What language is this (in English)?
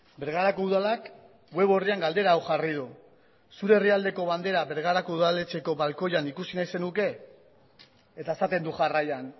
Basque